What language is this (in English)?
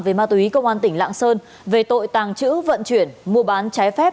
Vietnamese